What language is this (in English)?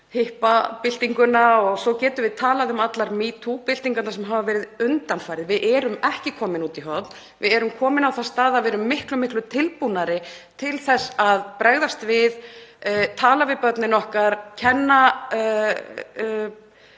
Icelandic